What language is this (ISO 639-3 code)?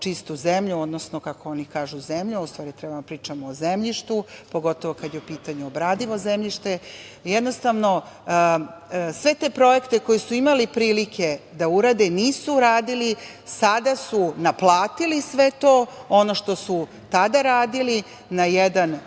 srp